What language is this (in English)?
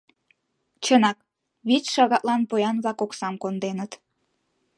Mari